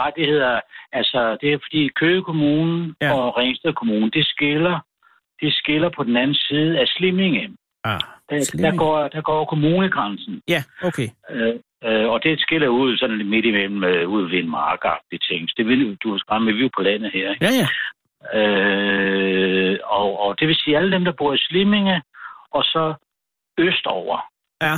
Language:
Danish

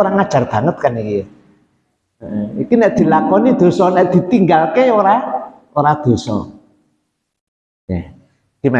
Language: Indonesian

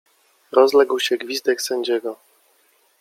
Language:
Polish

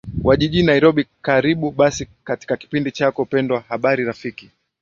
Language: Swahili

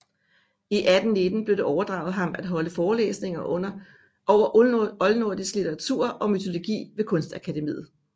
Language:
Danish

